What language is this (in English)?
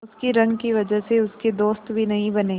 Hindi